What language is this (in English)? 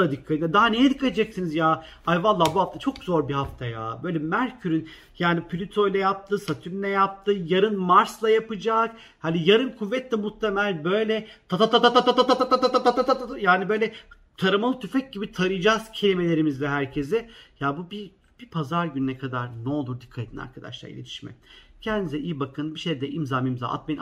Turkish